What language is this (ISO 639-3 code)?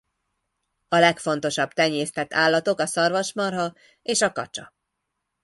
hun